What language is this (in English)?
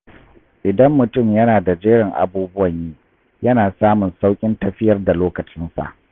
Hausa